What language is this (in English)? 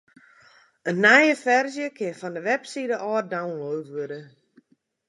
Western Frisian